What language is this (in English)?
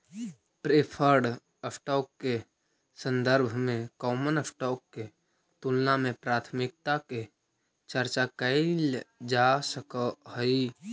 Magahi